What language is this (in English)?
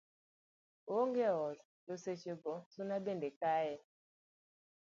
Luo (Kenya and Tanzania)